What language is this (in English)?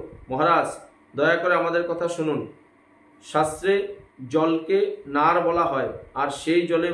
Bangla